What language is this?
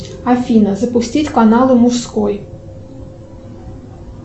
Russian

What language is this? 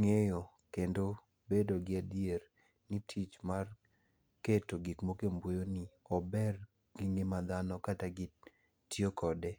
Luo (Kenya and Tanzania)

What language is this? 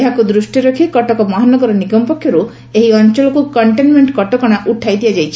Odia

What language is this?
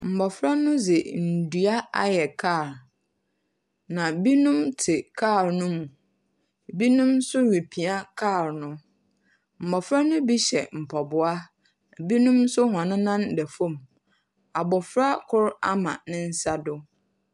Akan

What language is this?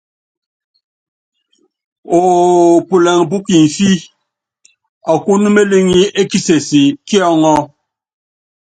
Yangben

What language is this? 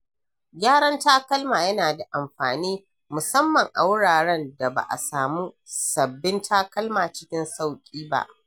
Hausa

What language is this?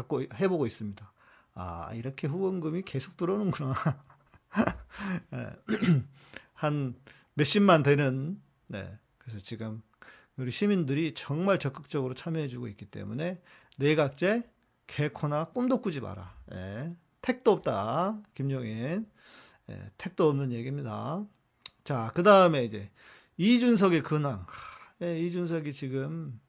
Korean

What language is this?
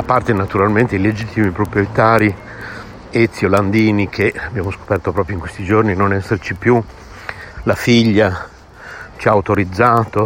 Italian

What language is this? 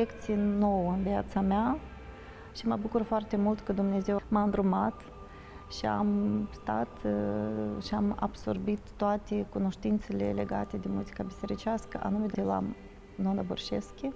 Romanian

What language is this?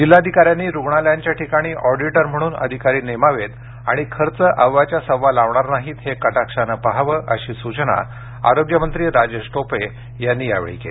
Marathi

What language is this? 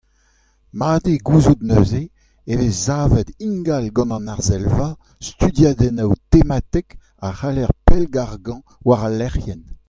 Breton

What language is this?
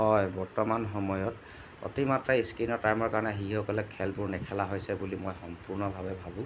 Assamese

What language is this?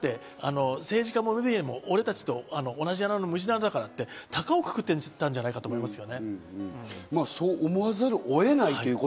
Japanese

